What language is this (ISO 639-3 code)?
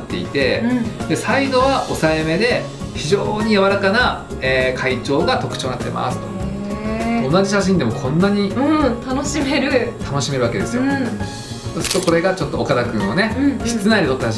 jpn